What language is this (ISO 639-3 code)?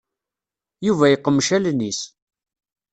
kab